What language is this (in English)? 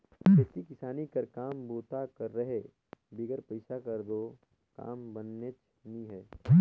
Chhattisgarhi